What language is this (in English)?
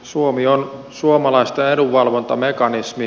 Finnish